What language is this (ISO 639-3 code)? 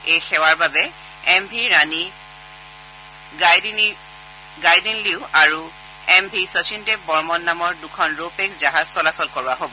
asm